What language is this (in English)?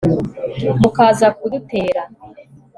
Kinyarwanda